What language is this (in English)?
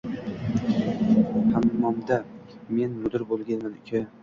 Uzbek